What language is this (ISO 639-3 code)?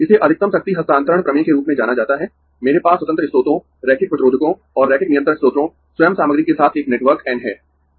hin